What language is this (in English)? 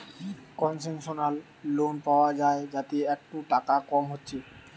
Bangla